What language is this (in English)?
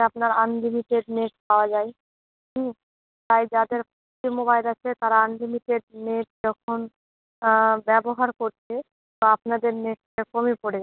Bangla